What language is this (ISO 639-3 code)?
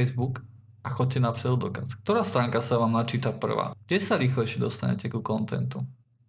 slk